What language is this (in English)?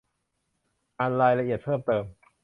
Thai